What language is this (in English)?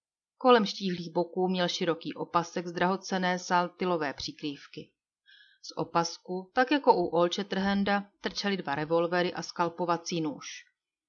Czech